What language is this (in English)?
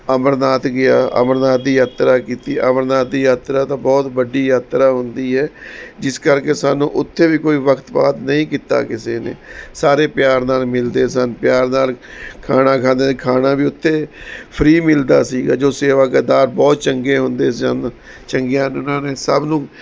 Punjabi